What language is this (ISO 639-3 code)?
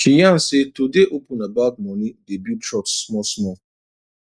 pcm